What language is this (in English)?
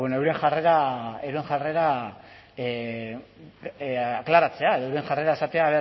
Basque